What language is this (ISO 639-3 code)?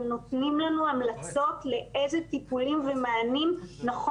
heb